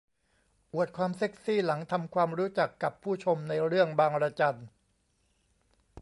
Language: Thai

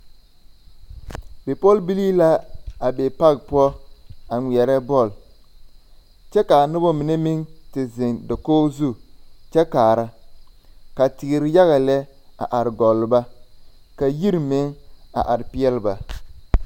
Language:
Southern Dagaare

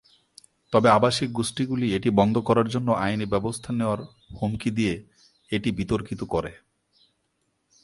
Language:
Bangla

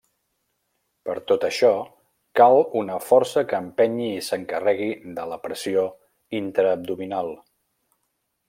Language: Catalan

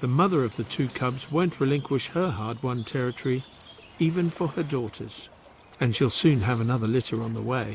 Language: English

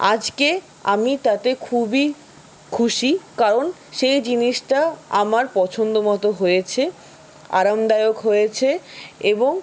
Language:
Bangla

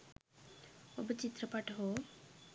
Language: Sinhala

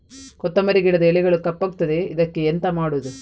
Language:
Kannada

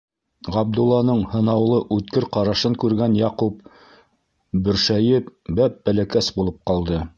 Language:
Bashkir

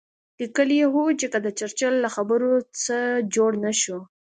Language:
Pashto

